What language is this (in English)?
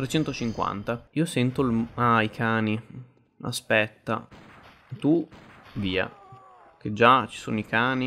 Italian